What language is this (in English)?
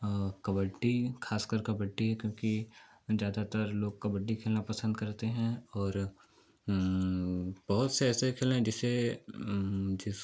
Hindi